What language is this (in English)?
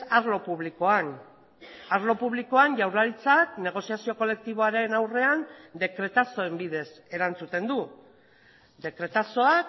Basque